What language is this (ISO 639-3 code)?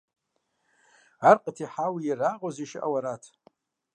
kbd